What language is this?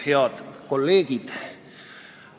Estonian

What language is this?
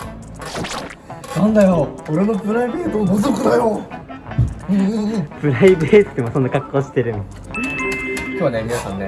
Japanese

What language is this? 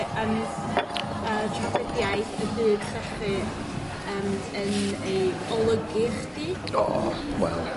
Welsh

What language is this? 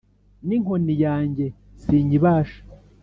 Kinyarwanda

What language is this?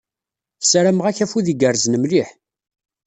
Kabyle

